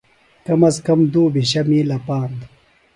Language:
Phalura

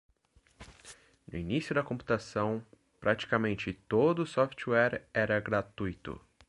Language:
Portuguese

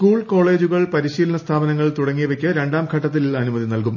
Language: Malayalam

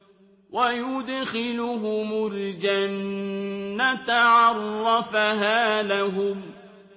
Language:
Arabic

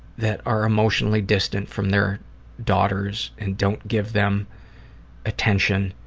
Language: English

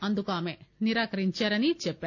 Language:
Telugu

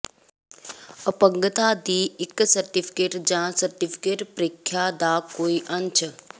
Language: Punjabi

